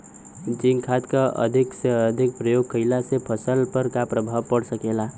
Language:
Bhojpuri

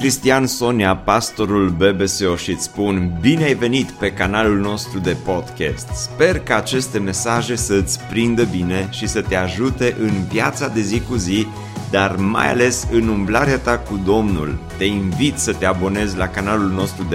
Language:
Romanian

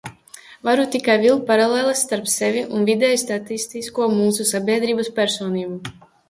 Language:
Latvian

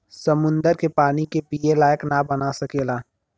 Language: Bhojpuri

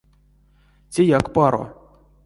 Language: Erzya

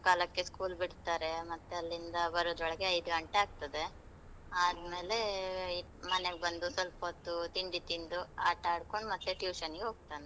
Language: Kannada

